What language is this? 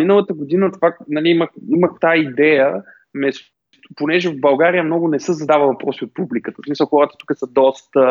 Bulgarian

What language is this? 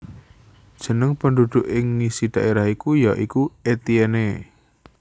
Javanese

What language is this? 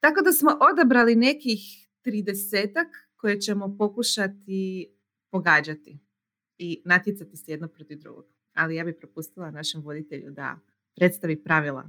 Croatian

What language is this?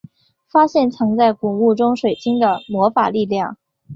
Chinese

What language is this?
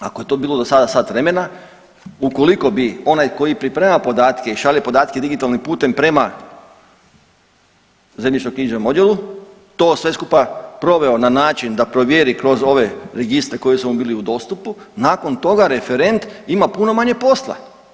Croatian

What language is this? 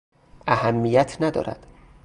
Persian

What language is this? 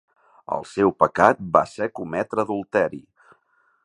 Catalan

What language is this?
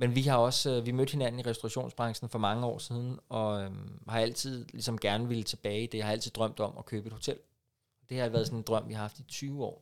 Danish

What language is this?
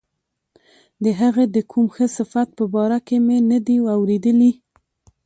Pashto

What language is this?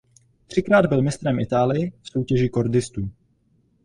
Czech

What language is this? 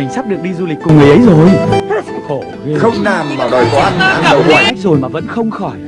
Vietnamese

